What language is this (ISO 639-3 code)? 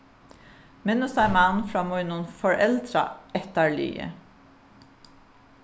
fao